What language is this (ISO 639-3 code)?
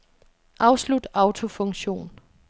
dan